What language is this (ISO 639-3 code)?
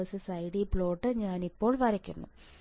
mal